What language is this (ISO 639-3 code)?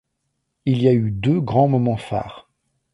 fra